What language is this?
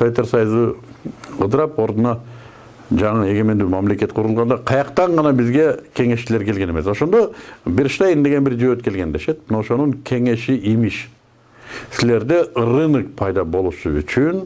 Turkish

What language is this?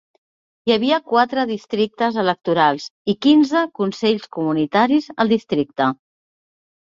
Catalan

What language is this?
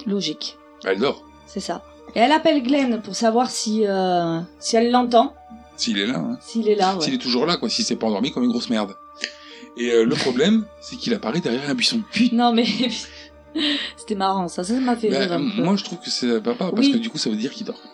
French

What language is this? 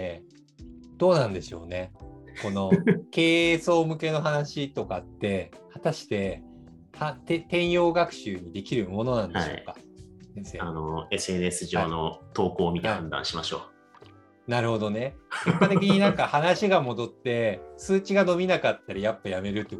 Japanese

